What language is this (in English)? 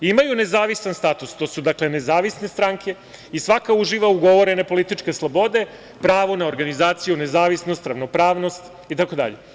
Serbian